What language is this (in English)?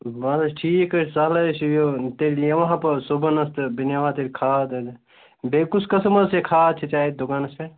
Kashmiri